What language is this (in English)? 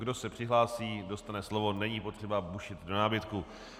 Czech